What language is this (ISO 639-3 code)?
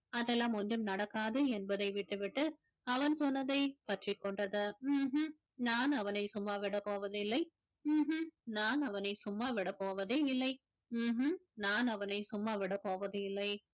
tam